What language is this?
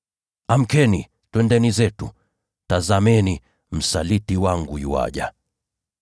Swahili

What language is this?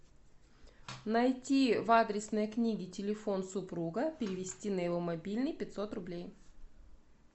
Russian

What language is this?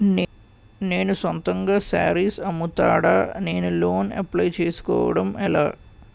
Telugu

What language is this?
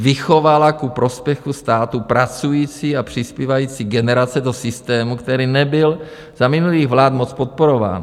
Czech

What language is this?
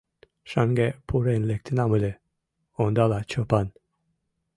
Mari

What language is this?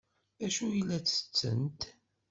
Kabyle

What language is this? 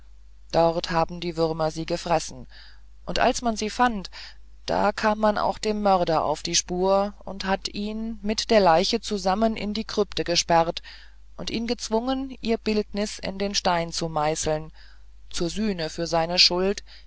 German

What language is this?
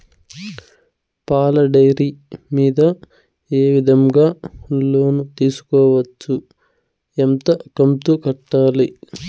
Telugu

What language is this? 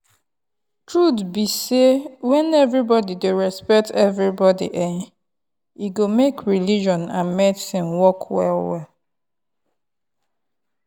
Nigerian Pidgin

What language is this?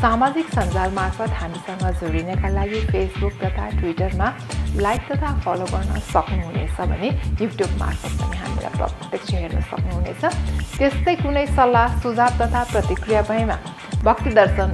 Romanian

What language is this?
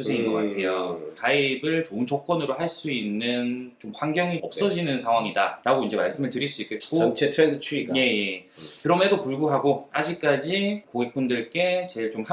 Korean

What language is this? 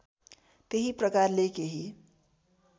Nepali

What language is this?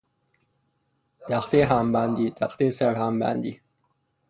Persian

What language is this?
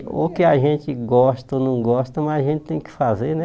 Portuguese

